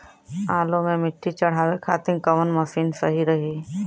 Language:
Bhojpuri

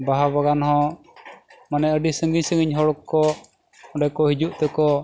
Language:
Santali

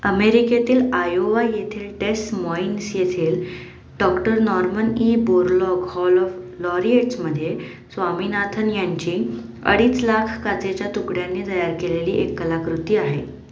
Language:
Marathi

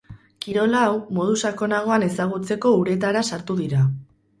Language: Basque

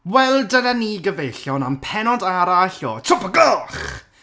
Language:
Welsh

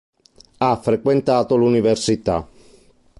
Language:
Italian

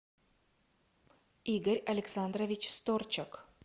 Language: Russian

